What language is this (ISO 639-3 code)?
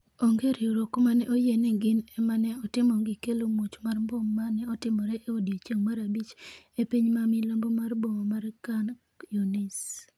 luo